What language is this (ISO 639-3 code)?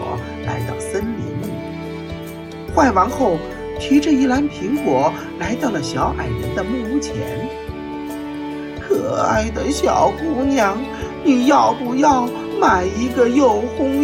zho